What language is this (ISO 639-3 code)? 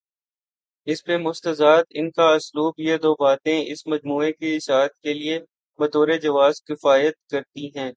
urd